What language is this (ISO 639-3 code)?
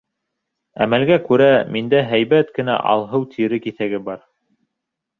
bak